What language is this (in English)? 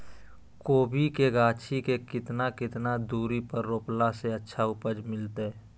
Magahi